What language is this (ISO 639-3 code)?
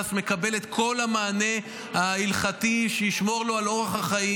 heb